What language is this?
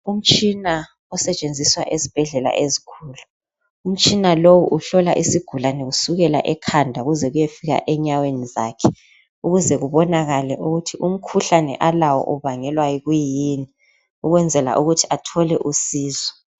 North Ndebele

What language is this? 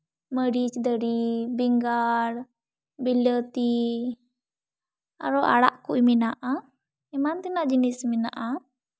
Santali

